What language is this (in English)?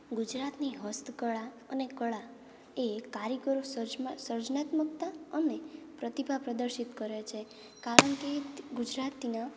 Gujarati